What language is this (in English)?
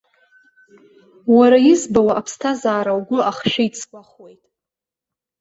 Abkhazian